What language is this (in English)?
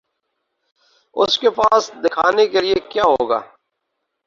Urdu